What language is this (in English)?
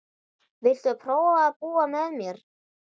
Icelandic